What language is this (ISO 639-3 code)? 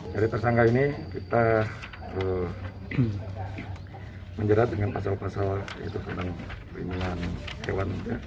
ind